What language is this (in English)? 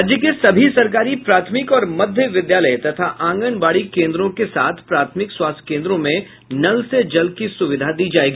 Hindi